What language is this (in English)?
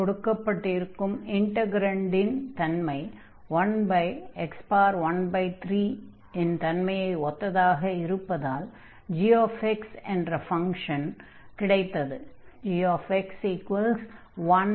Tamil